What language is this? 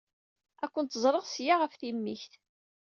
Kabyle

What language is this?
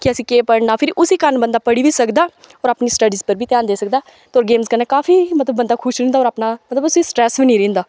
Dogri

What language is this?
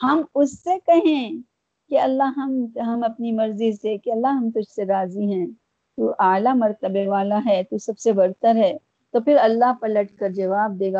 Urdu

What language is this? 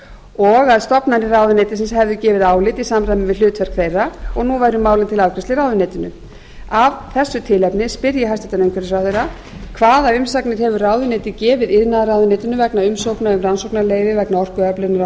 Icelandic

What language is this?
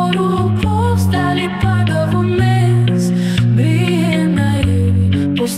Ukrainian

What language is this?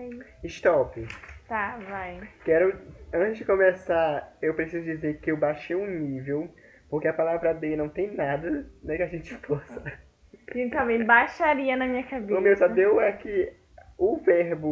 Portuguese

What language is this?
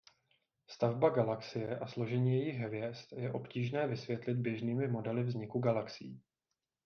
Czech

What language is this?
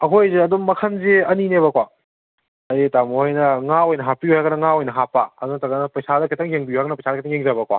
Manipuri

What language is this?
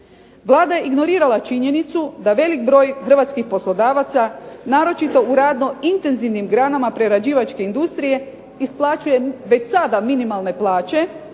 Croatian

